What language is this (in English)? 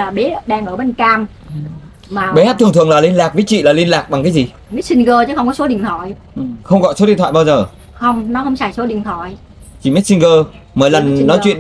Vietnamese